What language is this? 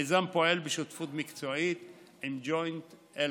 Hebrew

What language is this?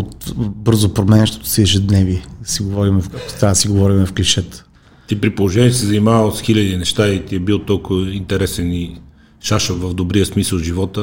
Bulgarian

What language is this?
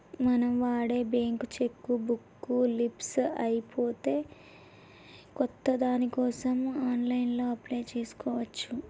Telugu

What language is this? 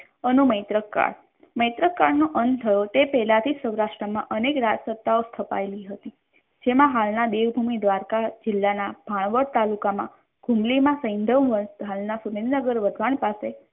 Gujarati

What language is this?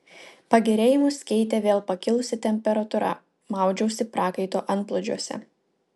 Lithuanian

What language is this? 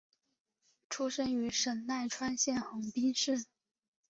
Chinese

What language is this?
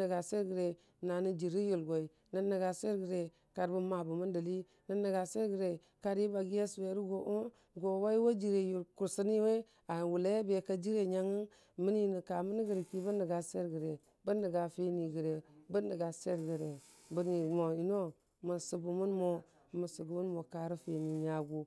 Dijim-Bwilim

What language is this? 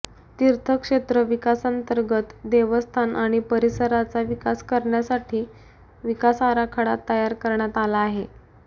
Marathi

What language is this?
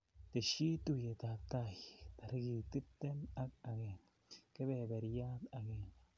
Kalenjin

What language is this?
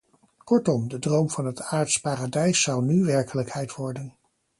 Dutch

